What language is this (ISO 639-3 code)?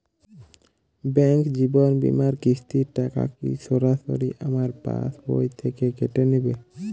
ben